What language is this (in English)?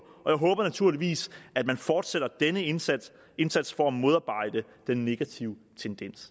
Danish